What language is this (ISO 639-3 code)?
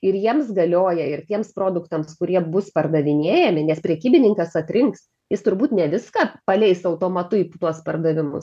lit